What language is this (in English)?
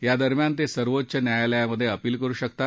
Marathi